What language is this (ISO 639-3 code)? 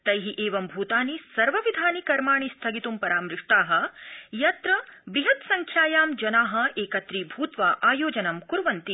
san